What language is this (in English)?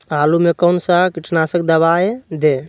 Magahi